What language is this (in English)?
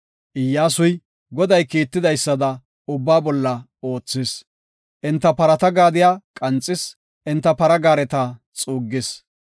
Gofa